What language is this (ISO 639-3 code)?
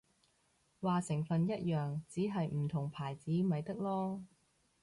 yue